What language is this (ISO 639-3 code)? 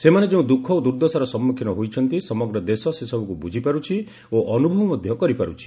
ori